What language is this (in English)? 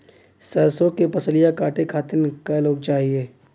Bhojpuri